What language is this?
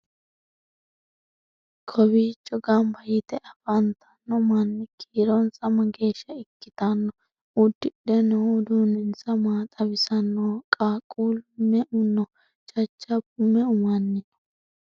Sidamo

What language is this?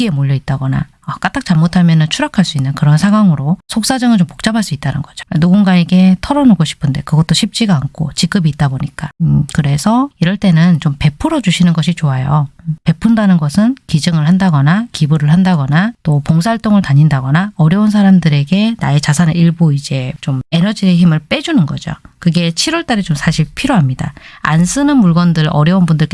Korean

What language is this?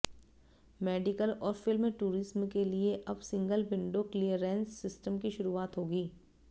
Hindi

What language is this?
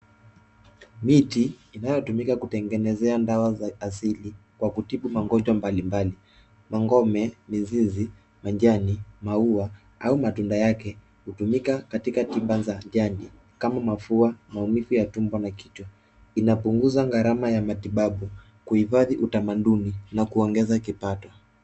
Swahili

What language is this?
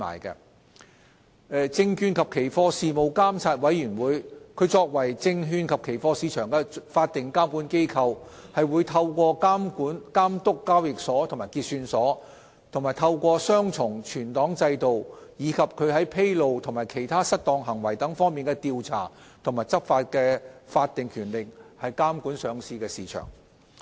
Cantonese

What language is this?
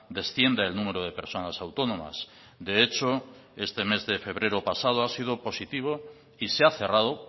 Spanish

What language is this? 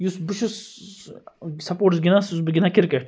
Kashmiri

